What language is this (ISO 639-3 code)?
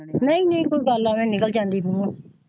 pan